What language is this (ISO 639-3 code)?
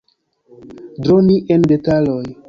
epo